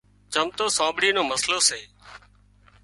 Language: Wadiyara Koli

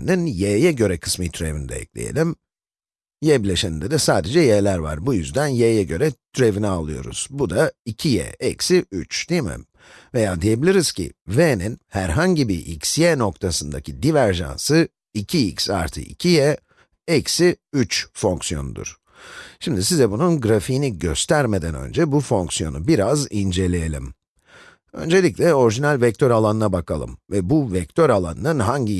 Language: Turkish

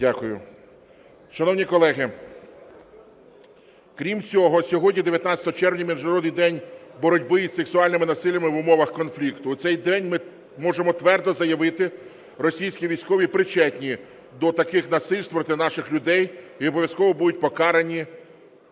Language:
Ukrainian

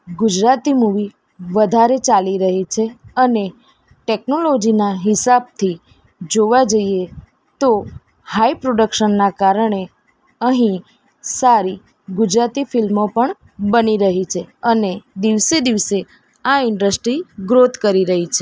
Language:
Gujarati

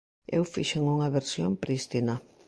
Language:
Galician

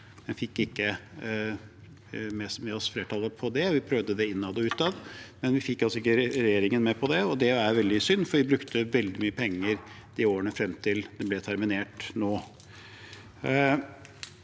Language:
Norwegian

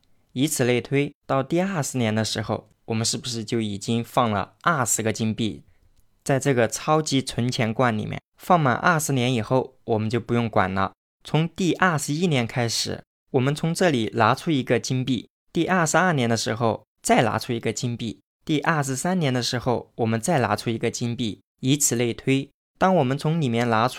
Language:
Chinese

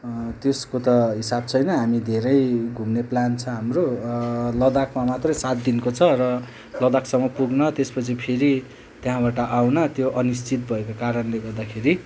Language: Nepali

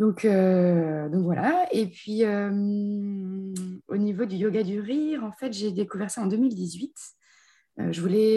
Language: French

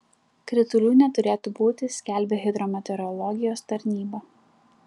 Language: Lithuanian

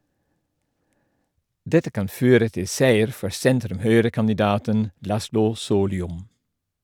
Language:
Norwegian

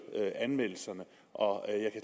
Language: Danish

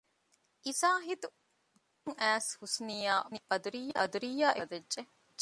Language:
Divehi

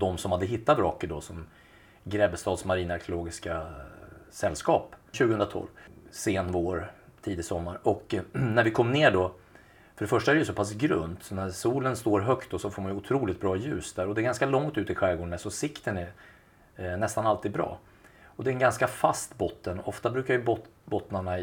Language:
Swedish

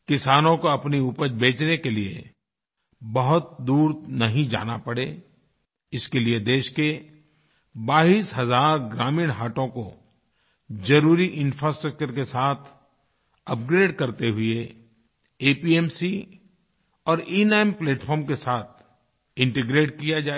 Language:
Hindi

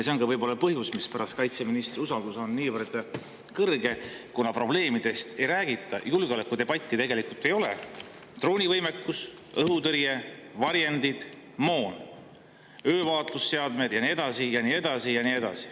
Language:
Estonian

